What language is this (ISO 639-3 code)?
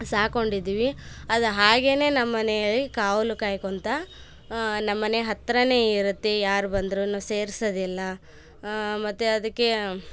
kan